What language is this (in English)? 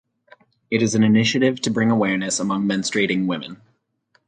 English